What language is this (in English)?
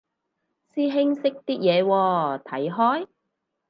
Cantonese